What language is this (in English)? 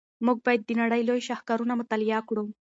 Pashto